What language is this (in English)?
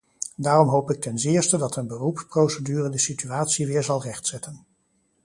Dutch